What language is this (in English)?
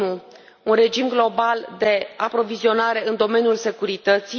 Romanian